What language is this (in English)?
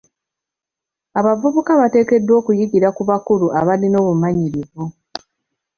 Ganda